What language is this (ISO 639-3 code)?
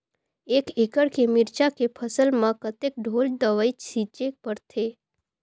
hne